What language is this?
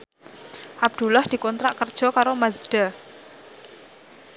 Javanese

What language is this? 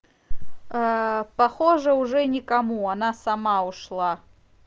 Russian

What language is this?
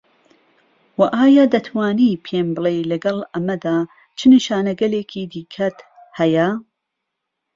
Central Kurdish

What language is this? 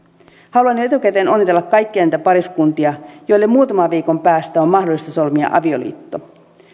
Finnish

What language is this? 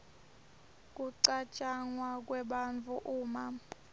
Swati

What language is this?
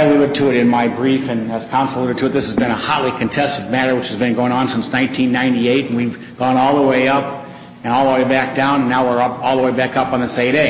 English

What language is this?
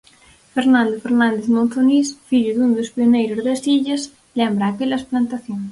Galician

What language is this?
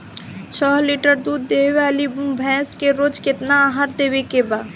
Bhojpuri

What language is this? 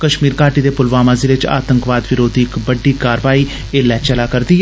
Dogri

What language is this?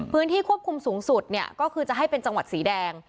Thai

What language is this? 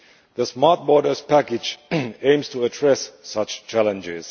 English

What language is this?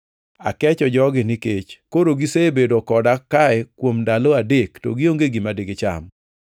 Luo (Kenya and Tanzania)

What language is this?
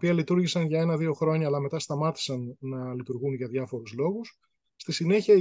Greek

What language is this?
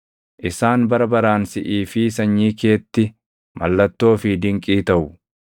Oromo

